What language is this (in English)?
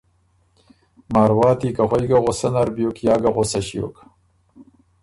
Ormuri